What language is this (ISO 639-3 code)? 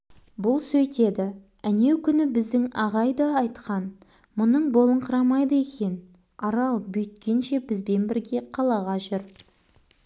kaz